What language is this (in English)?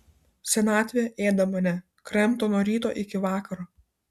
Lithuanian